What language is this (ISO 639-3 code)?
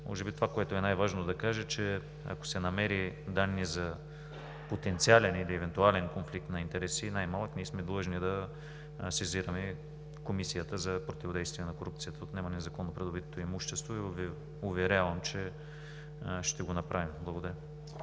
bul